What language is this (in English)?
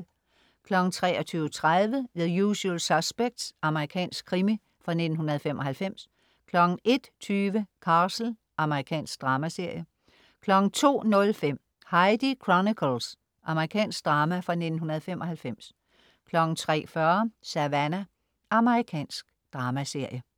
Danish